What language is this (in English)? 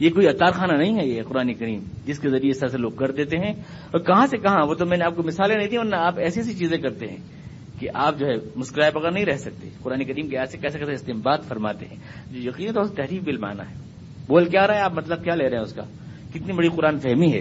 Urdu